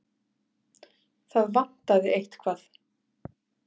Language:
Icelandic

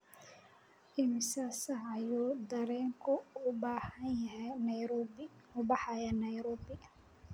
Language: Somali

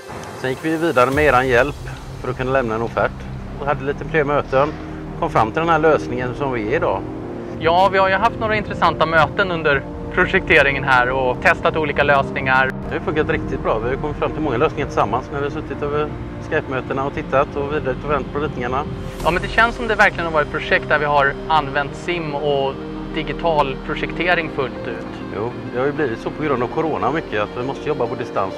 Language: Swedish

